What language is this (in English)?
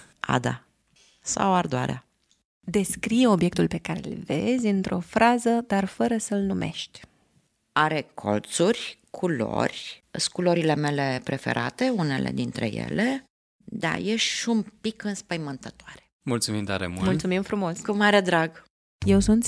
Romanian